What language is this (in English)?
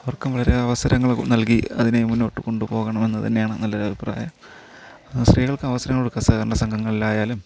Malayalam